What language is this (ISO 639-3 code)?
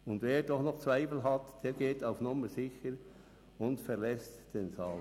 gsw